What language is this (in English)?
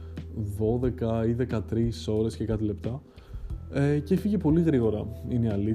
Greek